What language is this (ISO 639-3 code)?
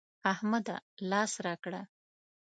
pus